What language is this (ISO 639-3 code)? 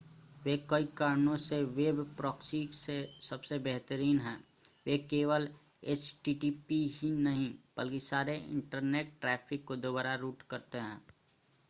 hin